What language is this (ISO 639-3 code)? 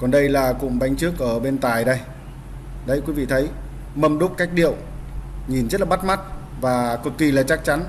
vie